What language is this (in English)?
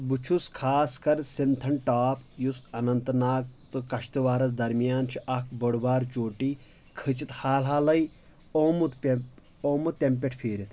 Kashmiri